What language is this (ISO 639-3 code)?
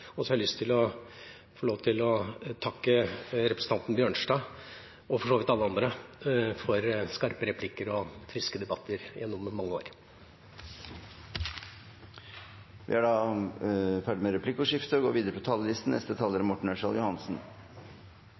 nor